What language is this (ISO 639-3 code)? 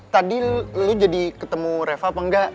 ind